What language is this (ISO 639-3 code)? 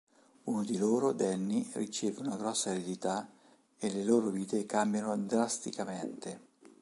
ita